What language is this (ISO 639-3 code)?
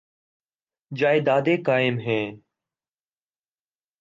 urd